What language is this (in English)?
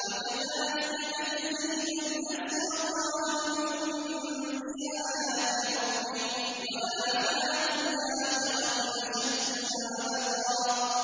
Arabic